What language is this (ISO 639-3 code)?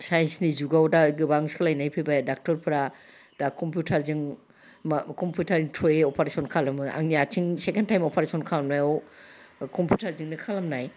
brx